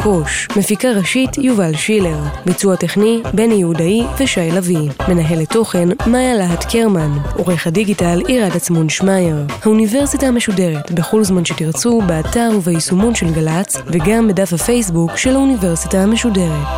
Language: Hebrew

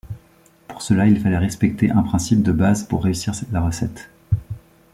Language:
French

